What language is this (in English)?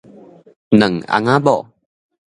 Min Nan Chinese